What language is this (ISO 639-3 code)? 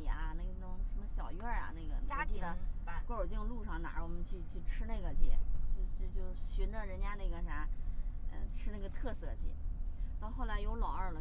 zho